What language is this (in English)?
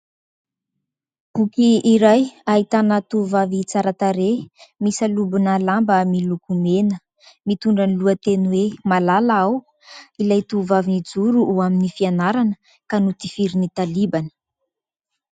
Malagasy